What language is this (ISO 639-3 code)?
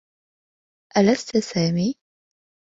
ara